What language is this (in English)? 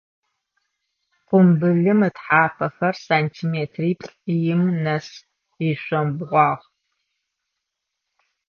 Adyghe